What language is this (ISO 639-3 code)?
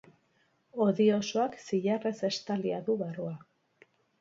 eus